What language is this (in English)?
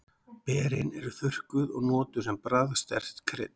Icelandic